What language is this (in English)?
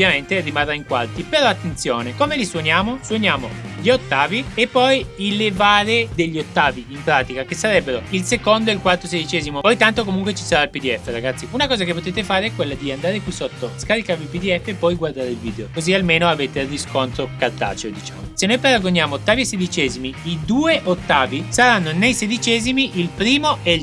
Italian